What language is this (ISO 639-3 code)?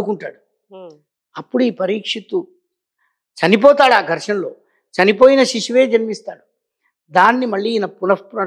tel